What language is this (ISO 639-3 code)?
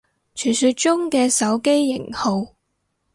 yue